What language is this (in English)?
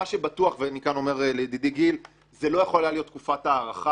Hebrew